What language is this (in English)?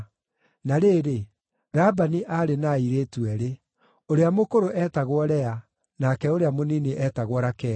Kikuyu